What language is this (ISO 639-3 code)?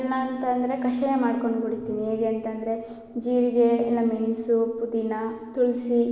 kan